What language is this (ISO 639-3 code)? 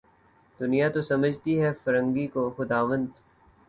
urd